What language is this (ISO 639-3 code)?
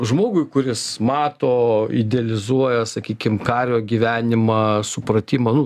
lit